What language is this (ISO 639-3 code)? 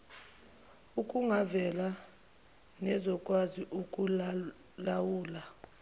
zul